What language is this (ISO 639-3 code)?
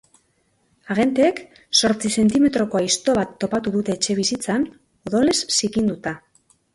eus